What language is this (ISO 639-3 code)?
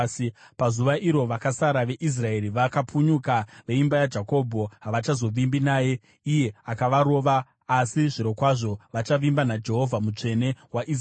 sna